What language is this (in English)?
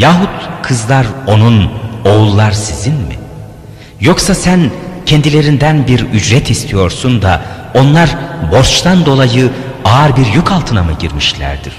Turkish